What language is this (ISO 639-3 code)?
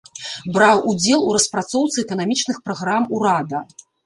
bel